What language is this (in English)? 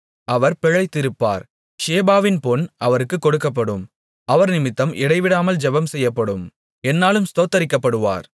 Tamil